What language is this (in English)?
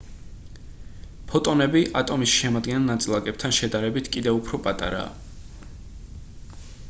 Georgian